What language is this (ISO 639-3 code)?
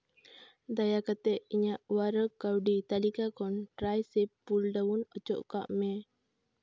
sat